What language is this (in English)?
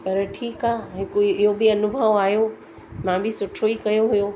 Sindhi